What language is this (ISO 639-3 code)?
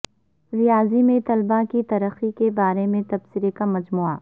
urd